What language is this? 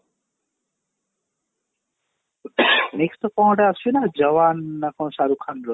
Odia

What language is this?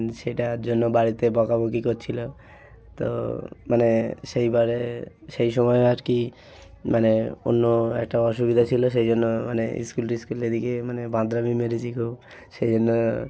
Bangla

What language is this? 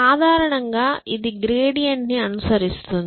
Telugu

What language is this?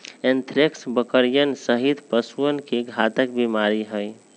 Magahi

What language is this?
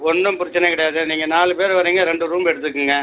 Tamil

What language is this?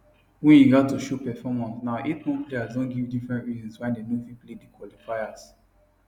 Nigerian Pidgin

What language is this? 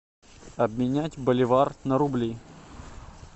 Russian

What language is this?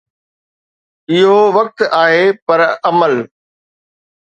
Sindhi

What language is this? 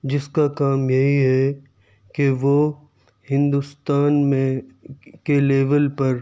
Urdu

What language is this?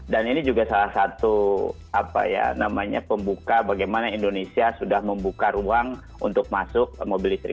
Indonesian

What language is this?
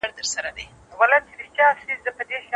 Pashto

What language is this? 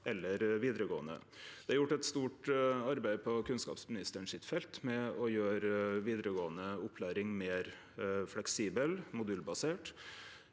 Norwegian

